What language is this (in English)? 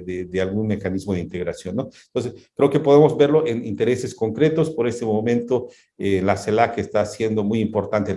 Spanish